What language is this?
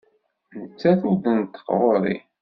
Kabyle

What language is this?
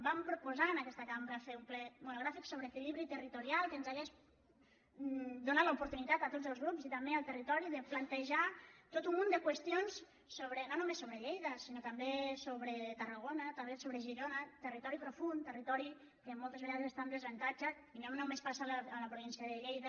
Catalan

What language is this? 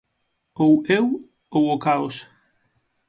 Galician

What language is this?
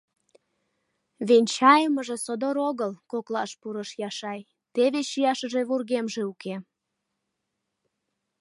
Mari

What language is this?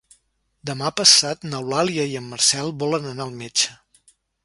Catalan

